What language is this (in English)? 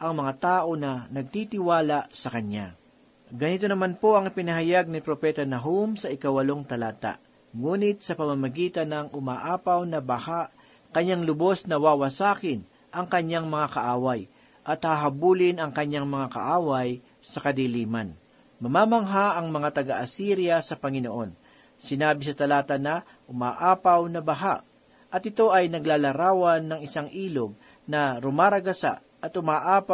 Filipino